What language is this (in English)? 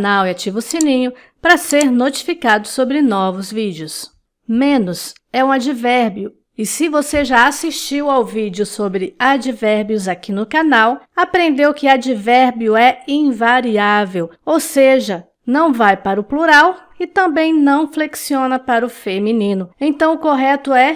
Portuguese